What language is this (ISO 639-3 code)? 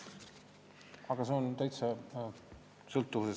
est